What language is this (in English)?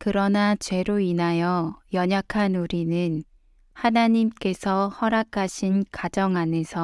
Korean